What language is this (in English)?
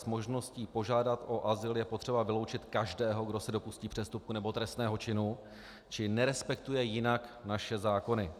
Czech